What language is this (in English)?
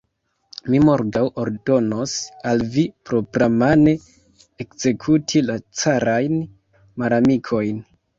Esperanto